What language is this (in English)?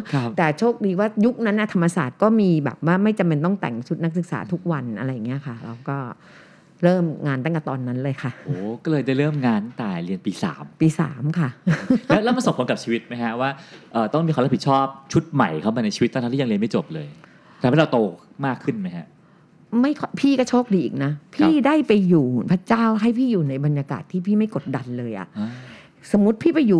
Thai